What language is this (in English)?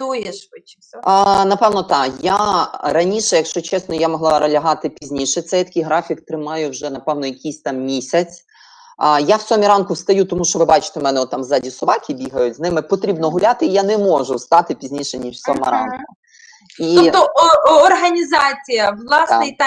Ukrainian